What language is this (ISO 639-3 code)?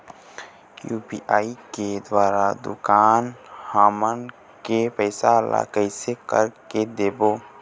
hne